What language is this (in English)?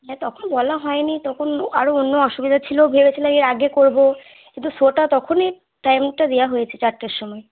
Bangla